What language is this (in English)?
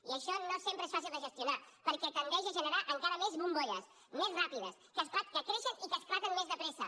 Catalan